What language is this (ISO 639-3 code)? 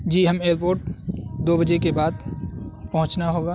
urd